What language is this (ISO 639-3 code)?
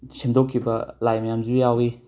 mni